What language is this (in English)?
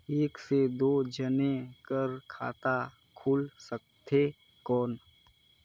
Chhattisgarhi